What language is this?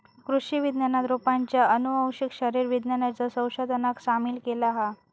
Marathi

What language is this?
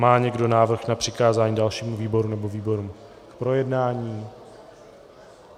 Czech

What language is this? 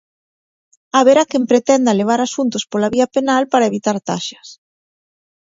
Galician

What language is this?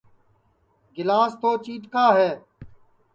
Sansi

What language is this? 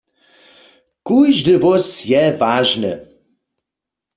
Upper Sorbian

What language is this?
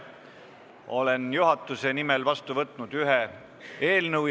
Estonian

